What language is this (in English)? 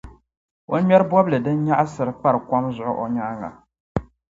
Dagbani